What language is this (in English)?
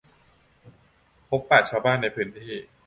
Thai